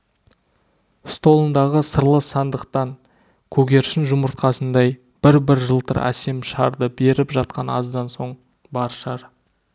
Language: Kazakh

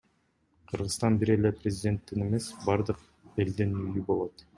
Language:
Kyrgyz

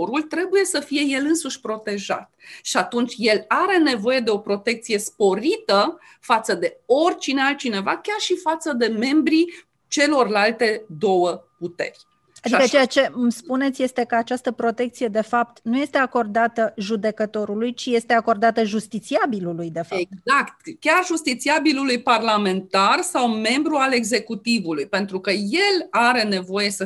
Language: Romanian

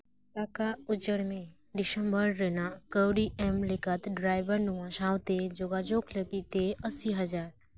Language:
Santali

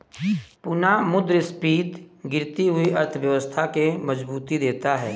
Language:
Hindi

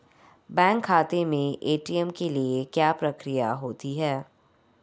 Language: Hindi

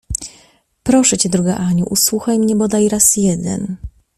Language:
Polish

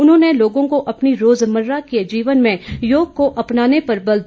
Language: Hindi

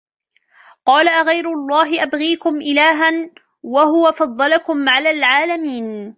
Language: Arabic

